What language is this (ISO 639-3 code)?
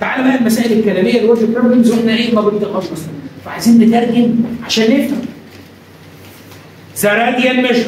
ara